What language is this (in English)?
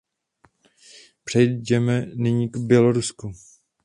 Czech